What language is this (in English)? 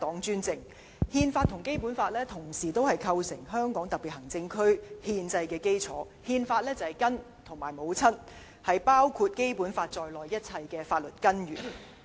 Cantonese